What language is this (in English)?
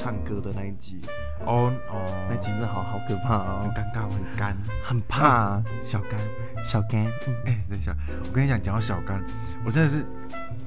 Chinese